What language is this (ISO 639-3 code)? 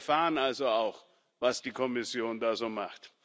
deu